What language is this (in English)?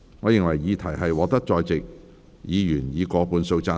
Cantonese